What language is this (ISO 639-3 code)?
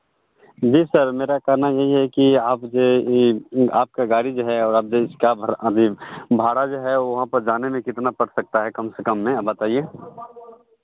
hin